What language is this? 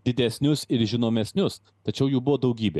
Lithuanian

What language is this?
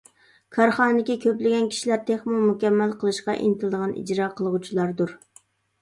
Uyghur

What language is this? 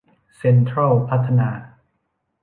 Thai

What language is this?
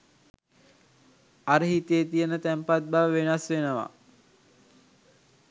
Sinhala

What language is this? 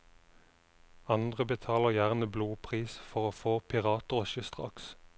Norwegian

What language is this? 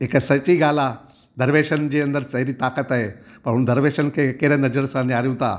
Sindhi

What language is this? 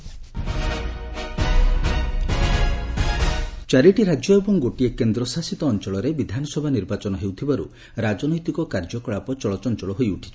Odia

